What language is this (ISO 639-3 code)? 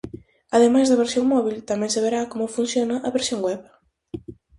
glg